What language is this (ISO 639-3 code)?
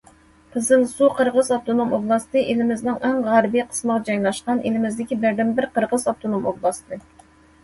uig